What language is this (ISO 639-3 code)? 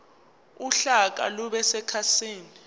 zul